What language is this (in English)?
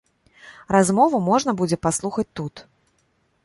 Belarusian